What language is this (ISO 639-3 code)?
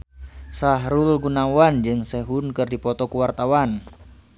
sun